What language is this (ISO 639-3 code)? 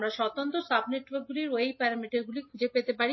ben